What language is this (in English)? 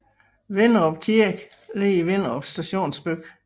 Danish